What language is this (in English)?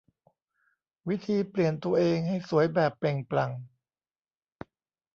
Thai